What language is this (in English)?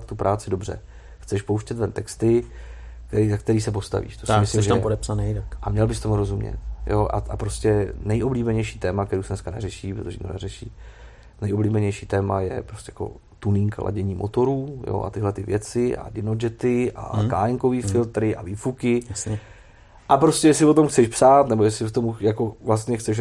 Czech